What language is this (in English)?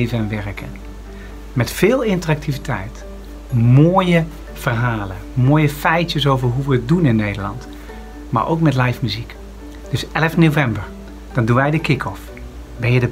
Dutch